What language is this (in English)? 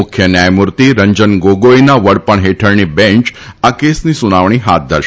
Gujarati